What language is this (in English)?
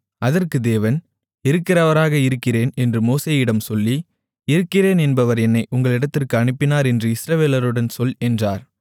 Tamil